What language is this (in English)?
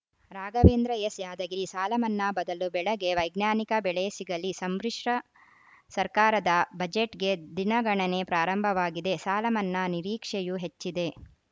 Kannada